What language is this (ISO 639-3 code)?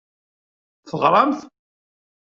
kab